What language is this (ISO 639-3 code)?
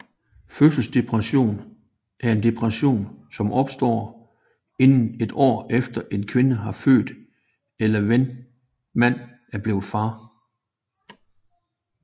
dan